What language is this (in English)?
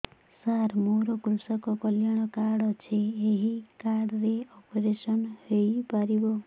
Odia